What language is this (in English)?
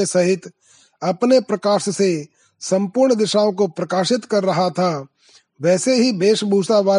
Hindi